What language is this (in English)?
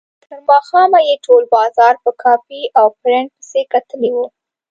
Pashto